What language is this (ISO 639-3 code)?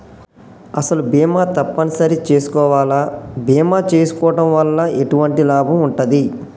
tel